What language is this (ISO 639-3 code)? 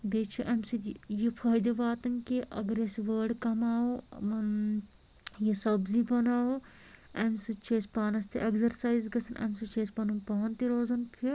kas